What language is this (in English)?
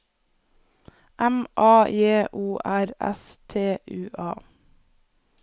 Norwegian